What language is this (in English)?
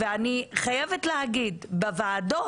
Hebrew